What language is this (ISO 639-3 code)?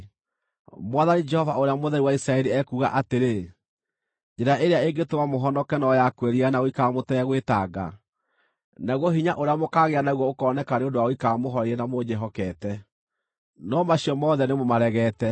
kik